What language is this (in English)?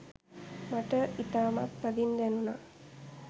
Sinhala